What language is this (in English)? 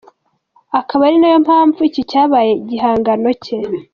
Kinyarwanda